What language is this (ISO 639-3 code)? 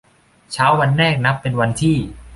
tha